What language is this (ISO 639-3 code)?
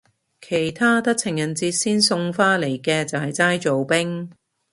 yue